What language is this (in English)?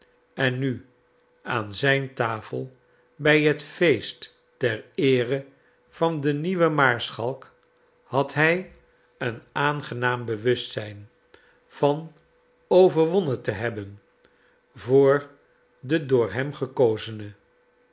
Dutch